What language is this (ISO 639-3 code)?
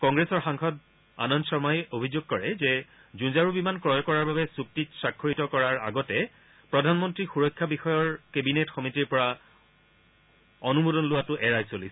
asm